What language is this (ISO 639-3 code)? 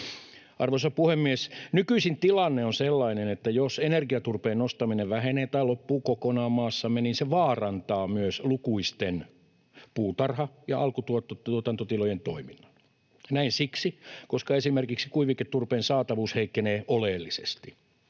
fin